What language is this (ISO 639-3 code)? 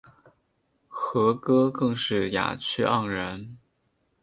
zho